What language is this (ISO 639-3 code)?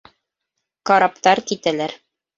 bak